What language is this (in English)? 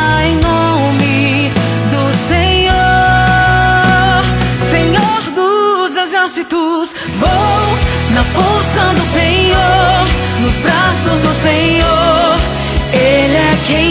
Portuguese